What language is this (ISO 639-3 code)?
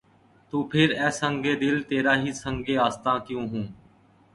urd